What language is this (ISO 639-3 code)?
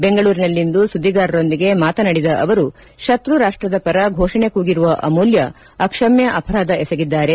kan